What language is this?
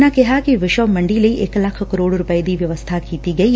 Punjabi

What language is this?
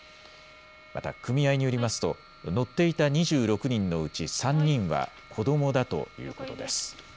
Japanese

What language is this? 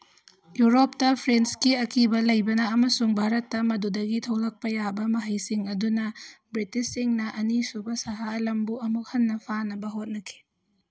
Manipuri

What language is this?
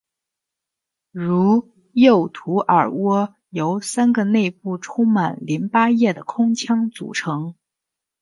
Chinese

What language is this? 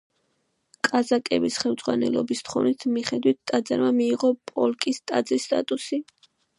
Georgian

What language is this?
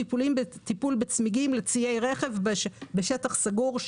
Hebrew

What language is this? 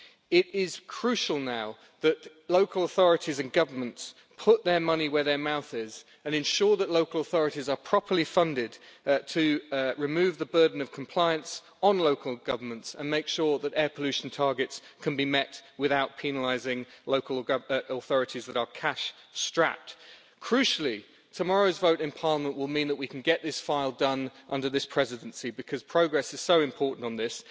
English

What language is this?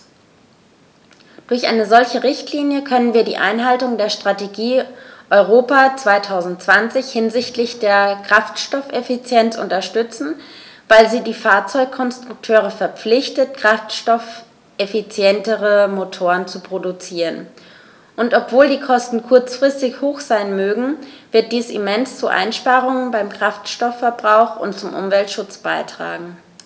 German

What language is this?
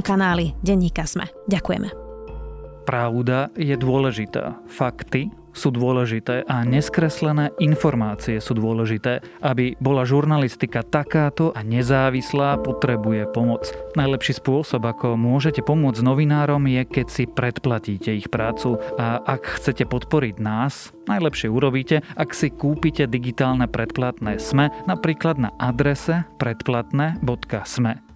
Slovak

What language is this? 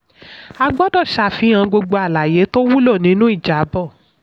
Yoruba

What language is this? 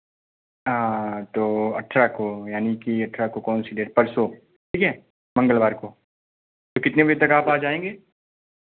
Hindi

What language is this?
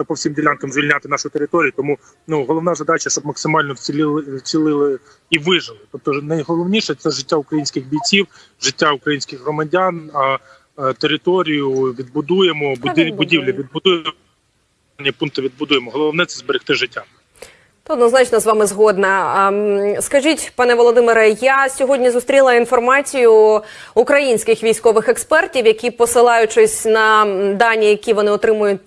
Ukrainian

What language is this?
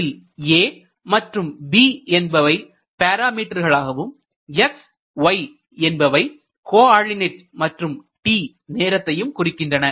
Tamil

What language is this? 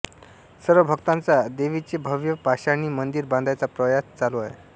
Marathi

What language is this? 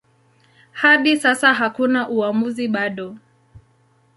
Swahili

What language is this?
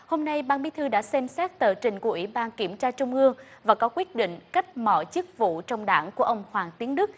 Vietnamese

